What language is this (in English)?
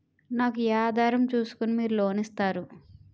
Telugu